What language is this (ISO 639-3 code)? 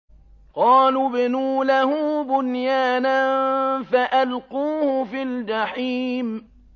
ara